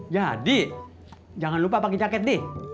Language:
Indonesian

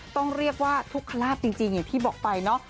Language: Thai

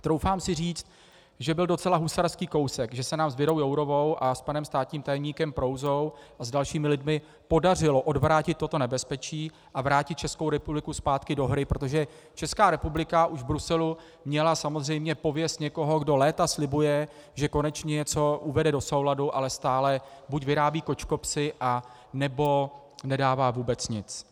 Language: Czech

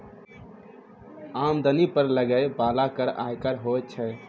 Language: Maithili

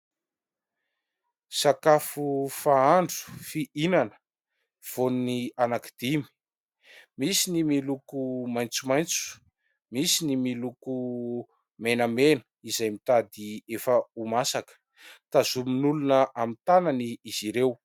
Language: Malagasy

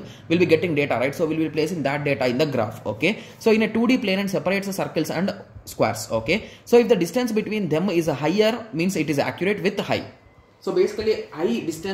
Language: English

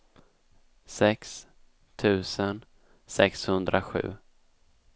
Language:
Swedish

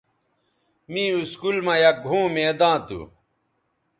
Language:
Bateri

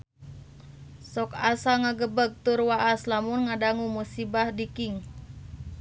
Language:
Sundanese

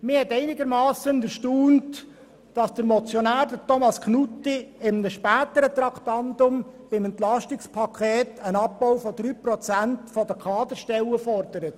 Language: Swiss German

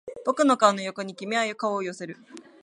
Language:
Japanese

